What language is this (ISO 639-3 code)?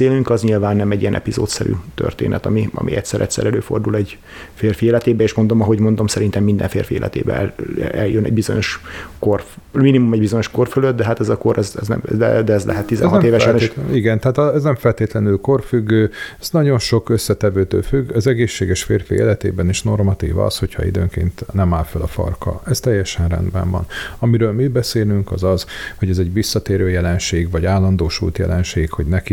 hun